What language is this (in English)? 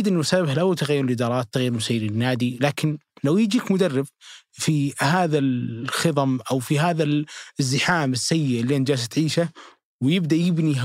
Arabic